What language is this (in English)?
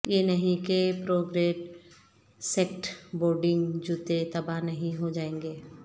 Urdu